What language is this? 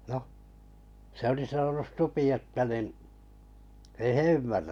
Finnish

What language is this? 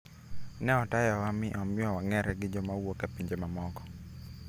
Luo (Kenya and Tanzania)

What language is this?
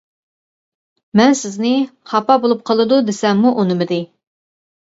Uyghur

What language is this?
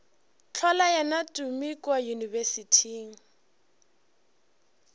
Northern Sotho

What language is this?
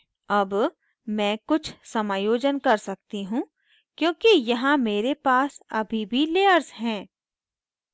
Hindi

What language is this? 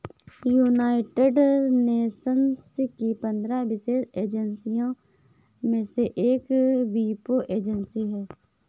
Hindi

